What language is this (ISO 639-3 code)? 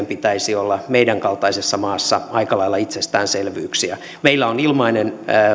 fin